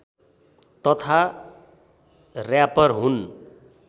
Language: Nepali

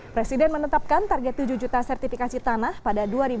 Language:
Indonesian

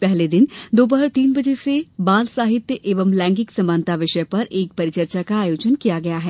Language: Hindi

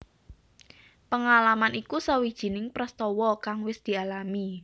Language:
Javanese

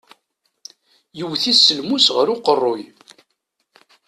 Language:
Kabyle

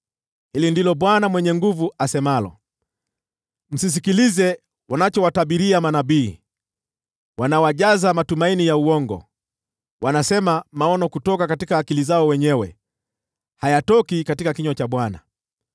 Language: Swahili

